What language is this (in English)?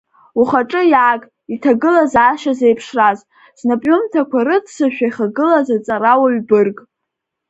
Abkhazian